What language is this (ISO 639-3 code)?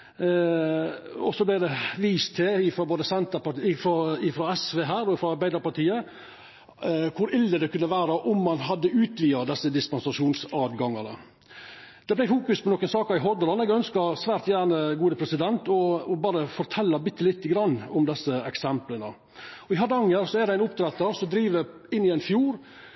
nno